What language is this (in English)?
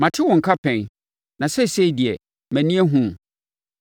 Akan